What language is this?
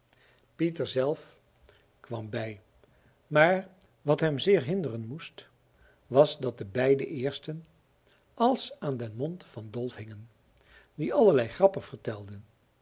Dutch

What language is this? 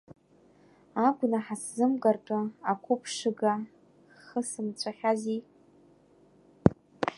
Abkhazian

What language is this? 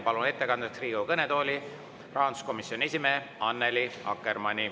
Estonian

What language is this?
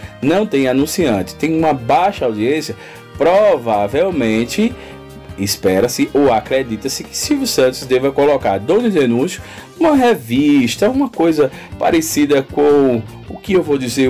Portuguese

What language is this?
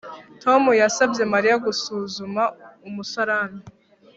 Kinyarwanda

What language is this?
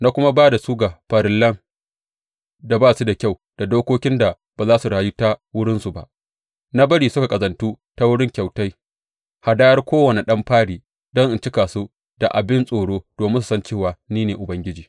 Hausa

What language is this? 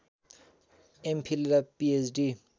Nepali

